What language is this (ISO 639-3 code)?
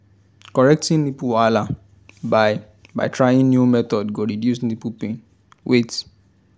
pcm